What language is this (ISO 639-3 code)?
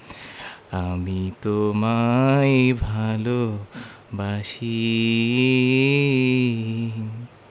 ben